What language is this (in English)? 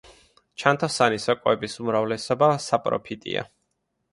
Georgian